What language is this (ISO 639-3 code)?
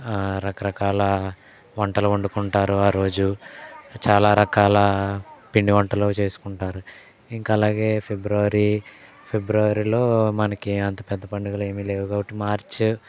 tel